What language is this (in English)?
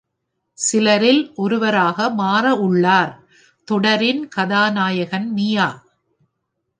Tamil